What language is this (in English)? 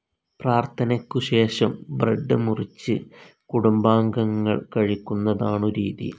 Malayalam